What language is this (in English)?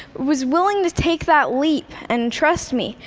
English